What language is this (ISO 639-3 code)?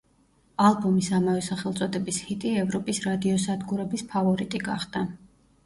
kat